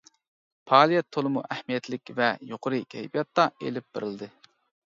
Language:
Uyghur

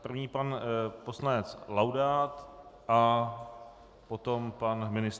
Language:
Czech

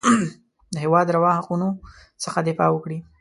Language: Pashto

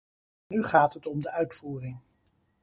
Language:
Dutch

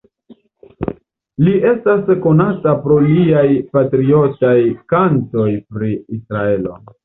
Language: Esperanto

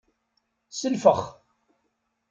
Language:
Kabyle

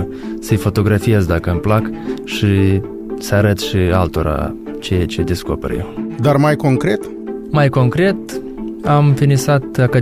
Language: Romanian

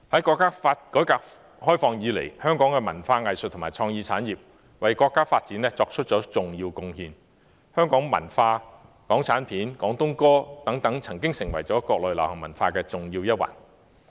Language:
Cantonese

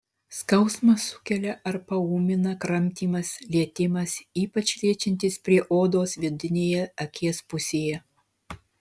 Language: Lithuanian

